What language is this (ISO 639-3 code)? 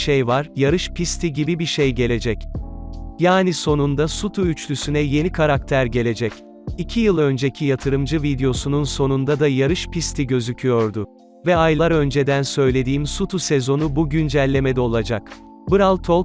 tur